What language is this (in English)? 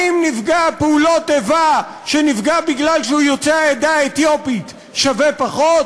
Hebrew